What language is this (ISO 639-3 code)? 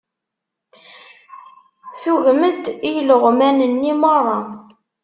kab